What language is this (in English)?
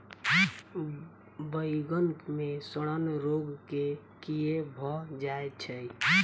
Maithili